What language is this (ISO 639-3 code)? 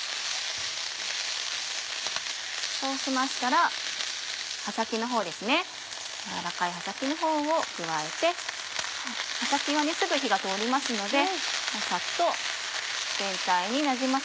jpn